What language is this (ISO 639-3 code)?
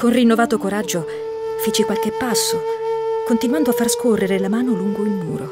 ita